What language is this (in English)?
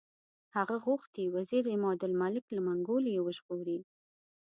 Pashto